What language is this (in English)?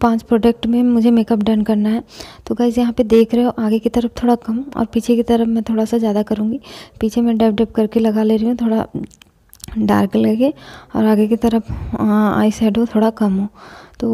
Hindi